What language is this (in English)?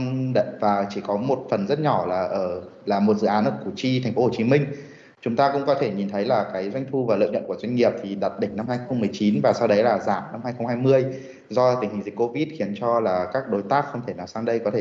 Vietnamese